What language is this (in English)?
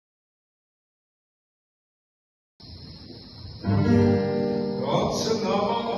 Portuguese